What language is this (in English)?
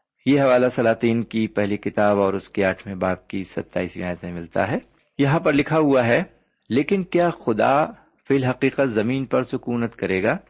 Urdu